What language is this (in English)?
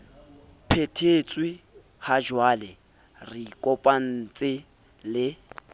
Southern Sotho